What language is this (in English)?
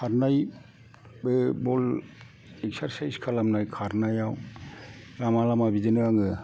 Bodo